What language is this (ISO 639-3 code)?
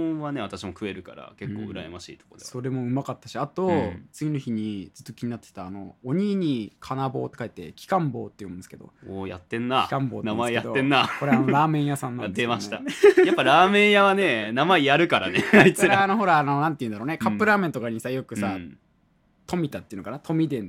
jpn